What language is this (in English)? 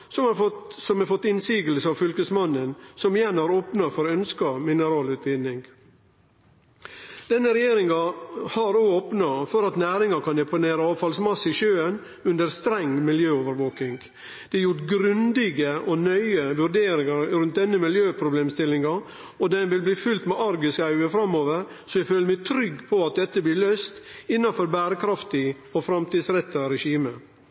Norwegian Nynorsk